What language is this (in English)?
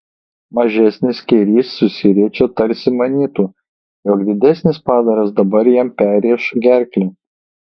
Lithuanian